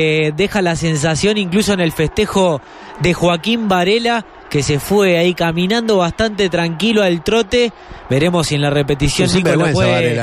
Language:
Spanish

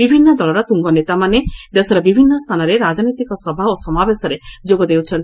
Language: Odia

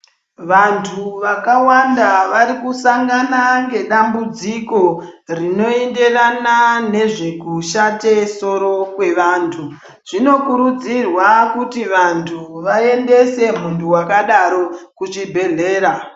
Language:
Ndau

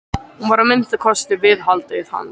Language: Icelandic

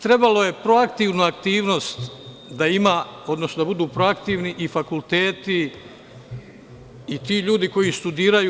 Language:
Serbian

